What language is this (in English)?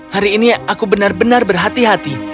Indonesian